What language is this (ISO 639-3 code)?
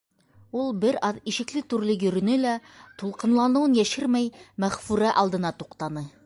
bak